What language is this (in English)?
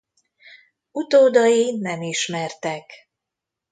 Hungarian